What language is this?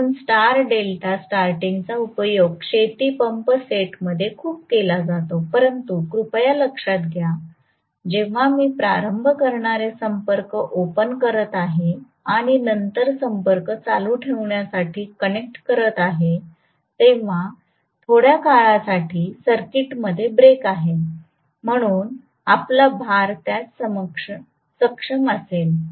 Marathi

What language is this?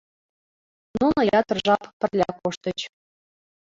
Mari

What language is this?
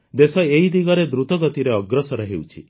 Odia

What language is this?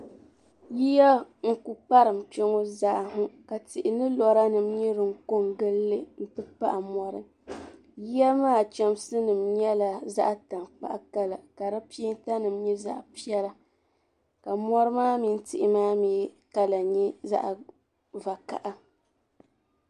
Dagbani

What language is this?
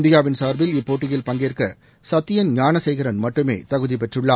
Tamil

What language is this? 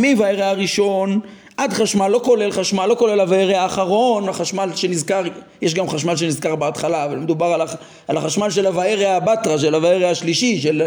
Hebrew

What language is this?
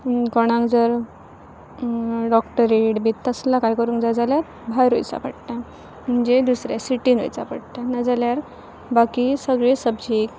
Konkani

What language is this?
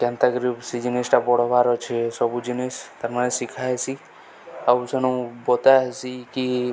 Odia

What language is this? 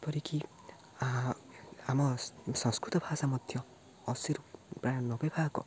Odia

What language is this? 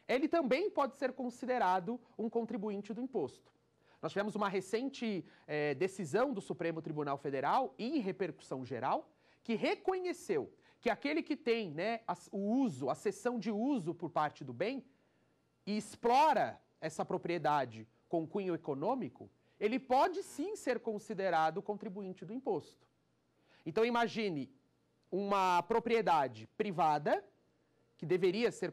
Portuguese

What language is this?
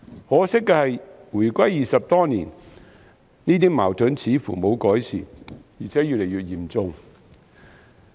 Cantonese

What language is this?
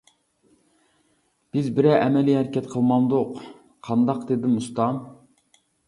Uyghur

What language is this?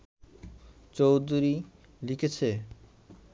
Bangla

